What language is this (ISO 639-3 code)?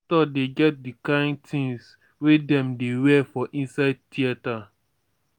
pcm